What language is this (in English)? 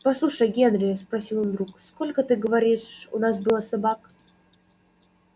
Russian